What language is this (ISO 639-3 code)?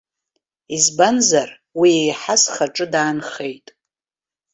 abk